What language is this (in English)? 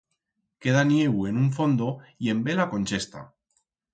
Aragonese